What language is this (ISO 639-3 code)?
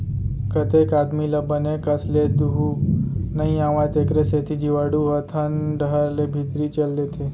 hne